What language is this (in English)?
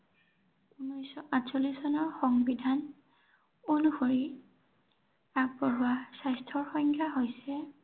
Assamese